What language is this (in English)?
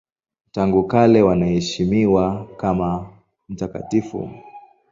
Swahili